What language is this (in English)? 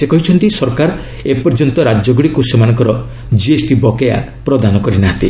Odia